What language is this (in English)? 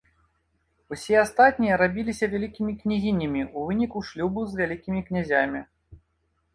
Belarusian